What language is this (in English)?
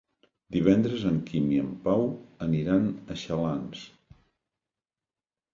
Catalan